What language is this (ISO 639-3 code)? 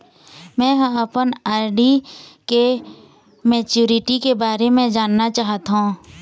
hne